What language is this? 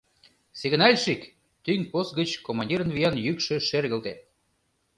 Mari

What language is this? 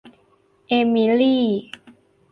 Thai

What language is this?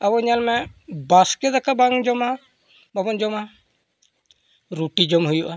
Santali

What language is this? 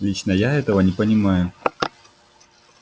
Russian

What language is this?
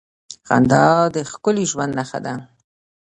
Pashto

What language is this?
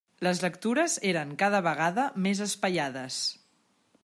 Catalan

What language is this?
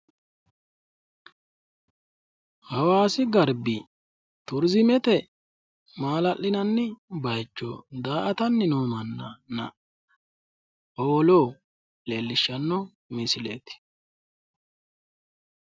Sidamo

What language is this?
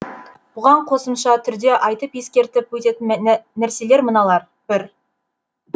Kazakh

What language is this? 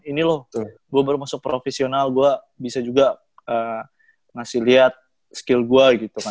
Indonesian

